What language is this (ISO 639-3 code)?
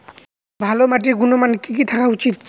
ben